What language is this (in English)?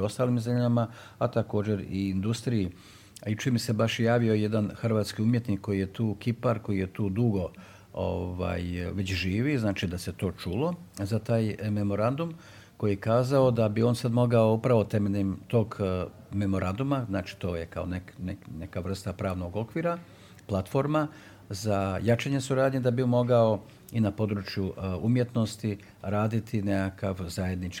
Croatian